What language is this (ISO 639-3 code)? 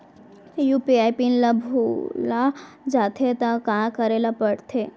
hne